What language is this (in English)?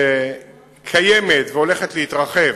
Hebrew